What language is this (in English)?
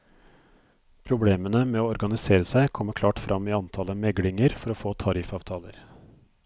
Norwegian